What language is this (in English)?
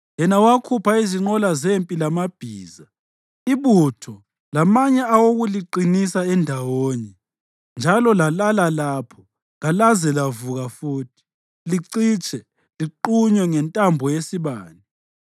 North Ndebele